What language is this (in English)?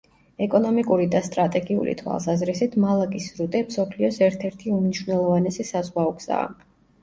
Georgian